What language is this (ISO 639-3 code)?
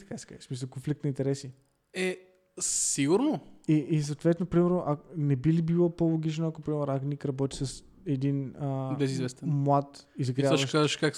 bul